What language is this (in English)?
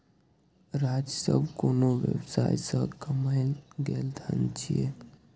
Maithili